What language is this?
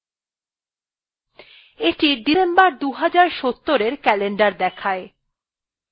Bangla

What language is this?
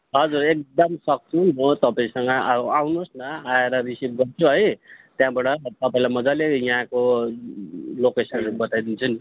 Nepali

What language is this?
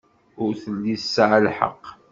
Kabyle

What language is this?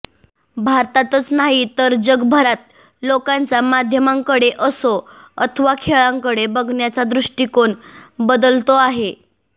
Marathi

